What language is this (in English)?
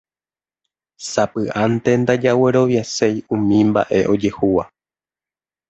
Guarani